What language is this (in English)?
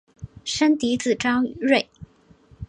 Chinese